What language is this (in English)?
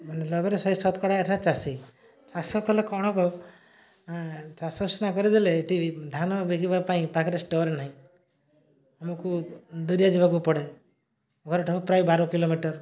Odia